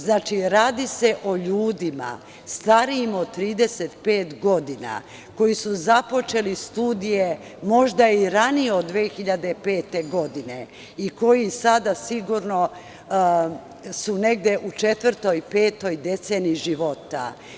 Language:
Serbian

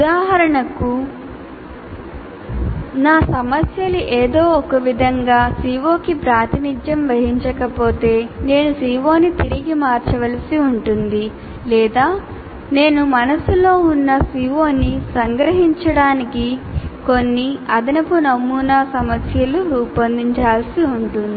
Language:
Telugu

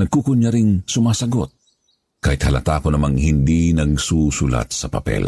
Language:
Filipino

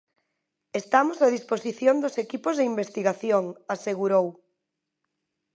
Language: Galician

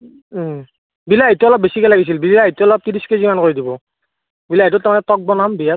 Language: Assamese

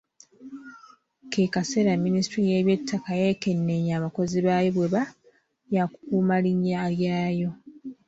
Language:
Ganda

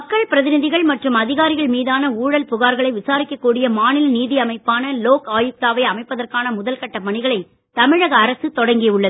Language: Tamil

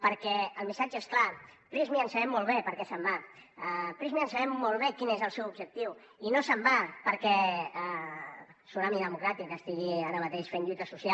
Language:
Catalan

